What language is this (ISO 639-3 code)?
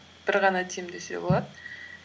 kaz